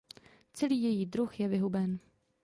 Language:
Czech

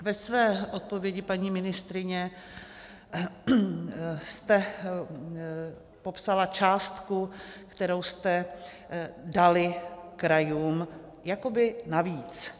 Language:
Czech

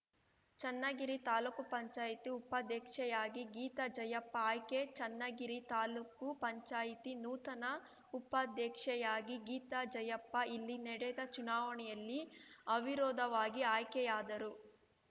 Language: Kannada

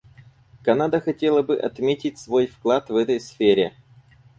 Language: Russian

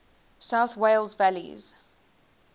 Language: English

